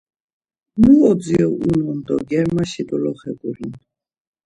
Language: Laz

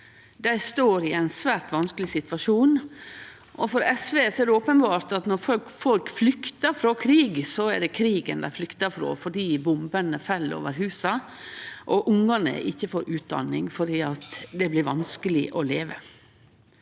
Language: Norwegian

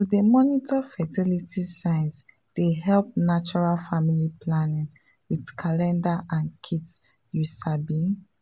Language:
Nigerian Pidgin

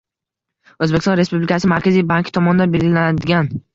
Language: Uzbek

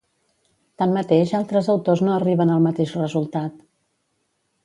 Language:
Catalan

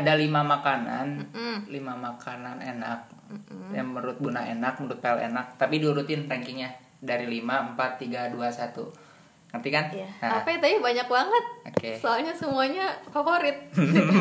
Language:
Indonesian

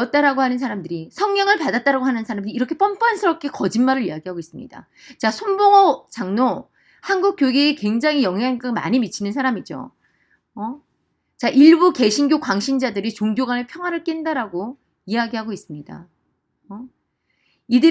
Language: Korean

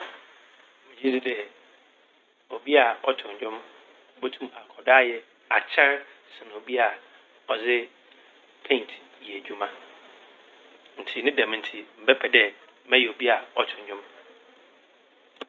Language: Akan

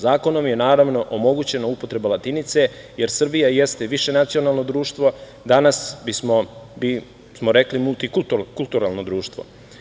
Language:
Serbian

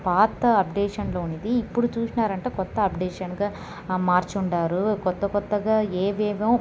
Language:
Telugu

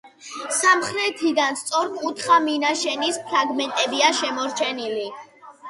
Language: Georgian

